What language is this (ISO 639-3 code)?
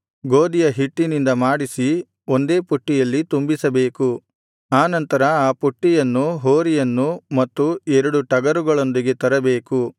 kan